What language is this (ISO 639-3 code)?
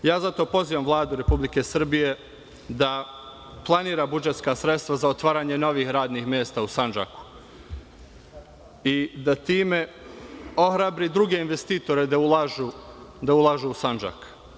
srp